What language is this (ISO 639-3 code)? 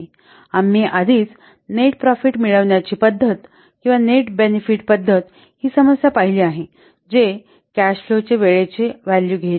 mar